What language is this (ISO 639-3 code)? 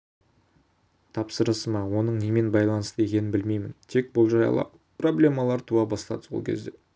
kaz